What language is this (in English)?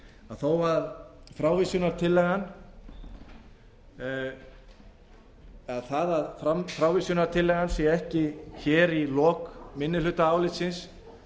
Icelandic